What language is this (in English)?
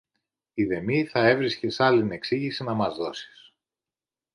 Greek